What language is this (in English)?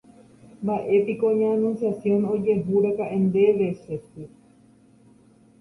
Guarani